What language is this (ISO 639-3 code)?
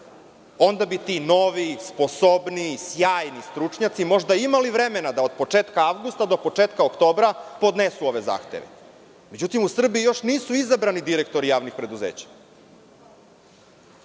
srp